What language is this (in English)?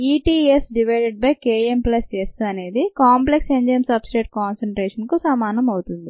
Telugu